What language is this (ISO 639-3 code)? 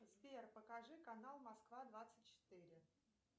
rus